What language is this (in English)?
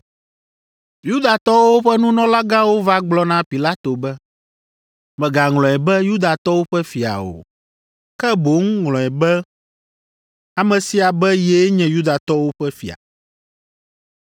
Ewe